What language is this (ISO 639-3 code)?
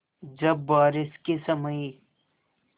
hin